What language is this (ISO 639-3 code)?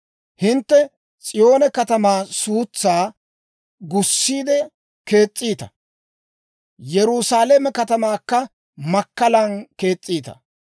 dwr